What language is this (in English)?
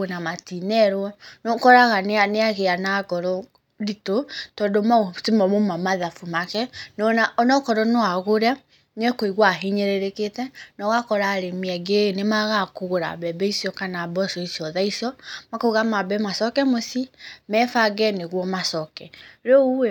Kikuyu